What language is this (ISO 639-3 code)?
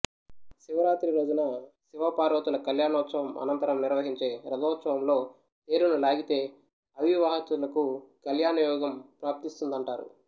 tel